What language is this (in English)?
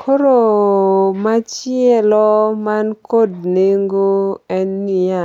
Luo (Kenya and Tanzania)